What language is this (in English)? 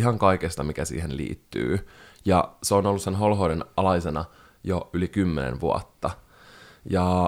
Finnish